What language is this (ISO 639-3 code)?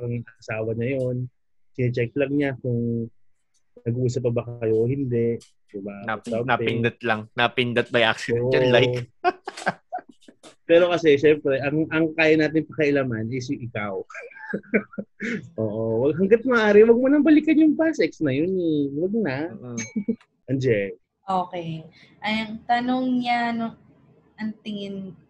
fil